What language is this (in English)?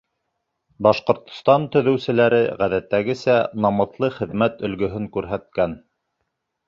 Bashkir